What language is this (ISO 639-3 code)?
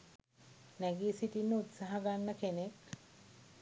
sin